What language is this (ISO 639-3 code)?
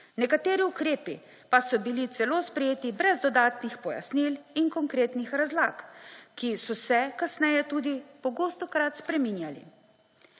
slv